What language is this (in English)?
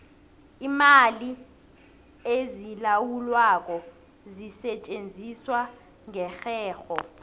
South Ndebele